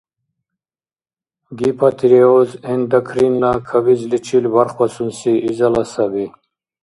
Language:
Dargwa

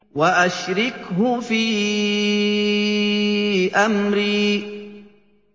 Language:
Arabic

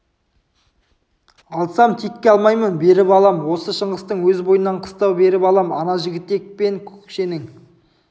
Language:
Kazakh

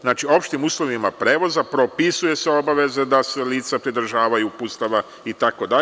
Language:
Serbian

